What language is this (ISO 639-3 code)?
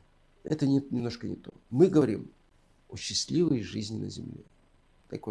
rus